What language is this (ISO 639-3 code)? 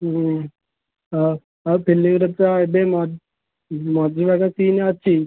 ori